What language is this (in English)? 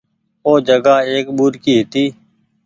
Goaria